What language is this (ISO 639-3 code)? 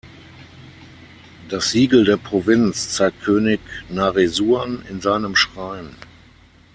deu